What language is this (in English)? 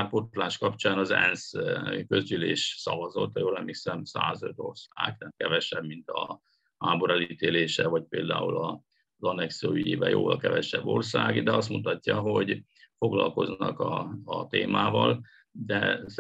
Hungarian